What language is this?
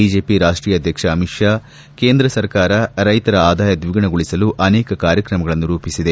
Kannada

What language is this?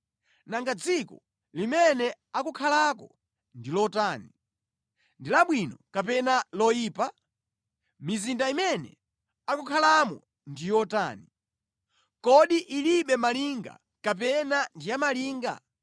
Nyanja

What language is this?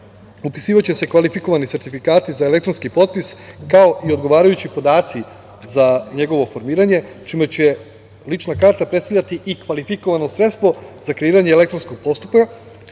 Serbian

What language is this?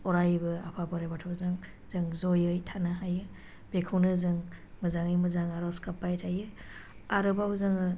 Bodo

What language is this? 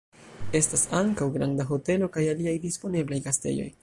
Esperanto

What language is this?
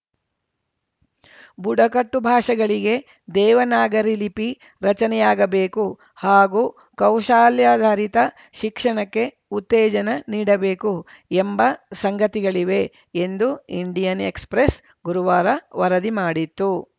Kannada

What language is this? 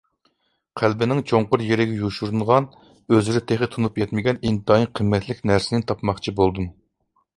Uyghur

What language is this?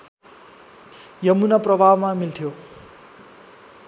Nepali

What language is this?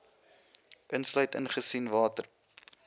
Afrikaans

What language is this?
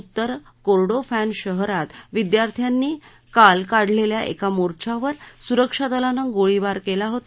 Marathi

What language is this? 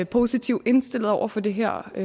Danish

